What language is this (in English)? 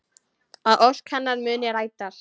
Icelandic